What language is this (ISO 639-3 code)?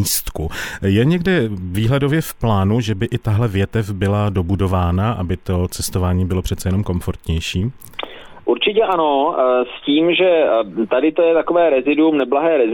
ces